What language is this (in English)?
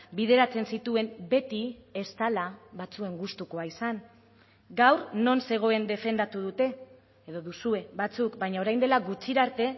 Basque